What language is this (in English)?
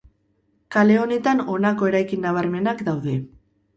Basque